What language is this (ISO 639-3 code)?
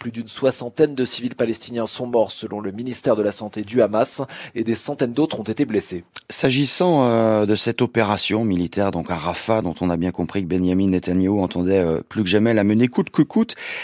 fra